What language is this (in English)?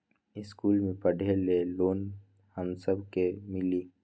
Magahi